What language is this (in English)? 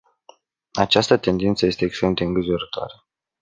Romanian